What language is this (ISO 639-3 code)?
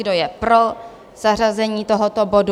ces